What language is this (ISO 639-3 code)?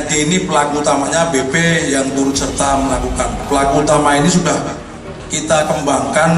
ind